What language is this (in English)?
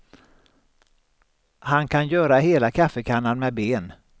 Swedish